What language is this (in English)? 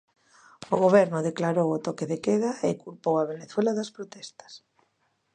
Galician